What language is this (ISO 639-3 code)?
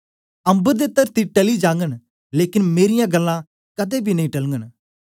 doi